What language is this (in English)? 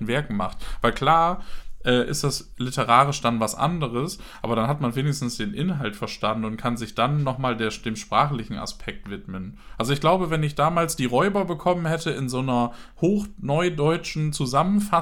German